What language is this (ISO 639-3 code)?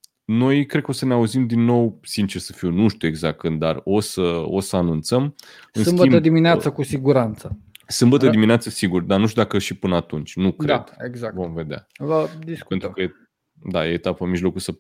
ron